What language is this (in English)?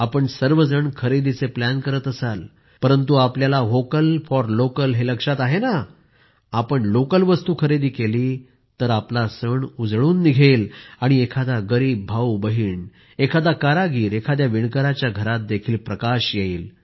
Marathi